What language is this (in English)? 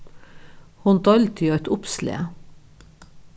Faroese